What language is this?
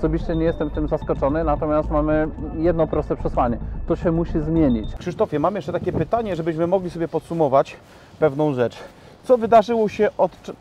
Polish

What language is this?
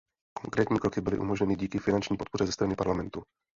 Czech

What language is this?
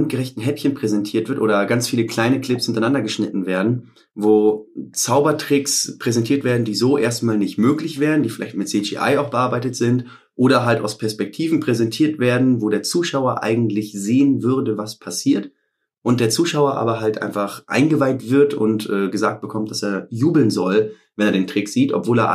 German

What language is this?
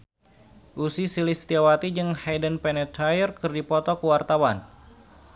Sundanese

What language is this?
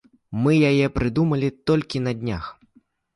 Belarusian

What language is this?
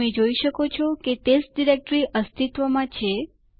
Gujarati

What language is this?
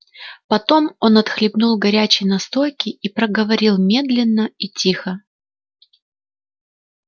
Russian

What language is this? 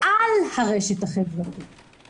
Hebrew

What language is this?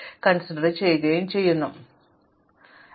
Malayalam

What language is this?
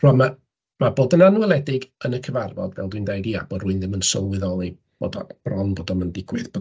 Welsh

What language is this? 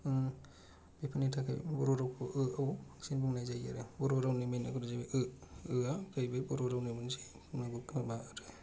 Bodo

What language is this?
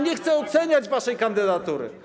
Polish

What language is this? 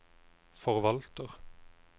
Norwegian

